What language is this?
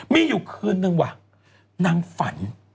Thai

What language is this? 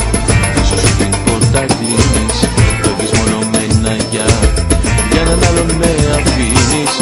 Greek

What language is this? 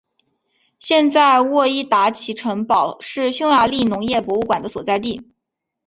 Chinese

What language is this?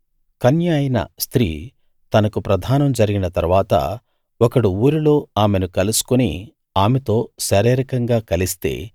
Telugu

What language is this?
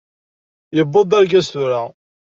Kabyle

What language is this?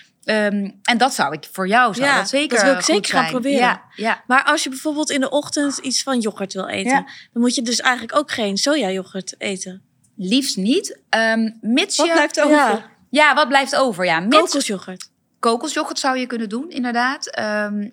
Dutch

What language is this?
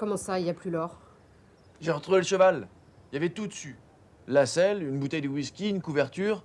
French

